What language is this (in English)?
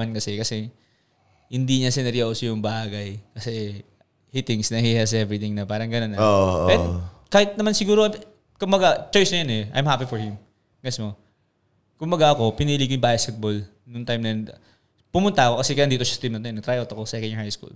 Filipino